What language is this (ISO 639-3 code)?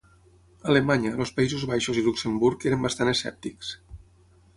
cat